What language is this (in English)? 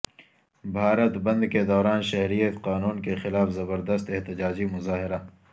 Urdu